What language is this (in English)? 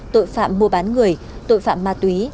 Vietnamese